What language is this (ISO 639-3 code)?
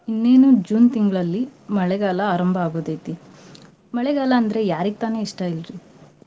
kan